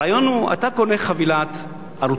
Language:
Hebrew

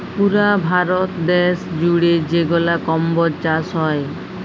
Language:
Bangla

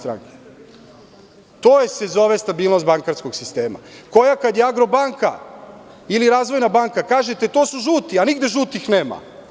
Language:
Serbian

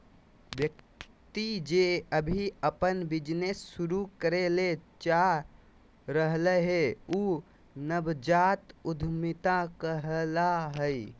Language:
Magahi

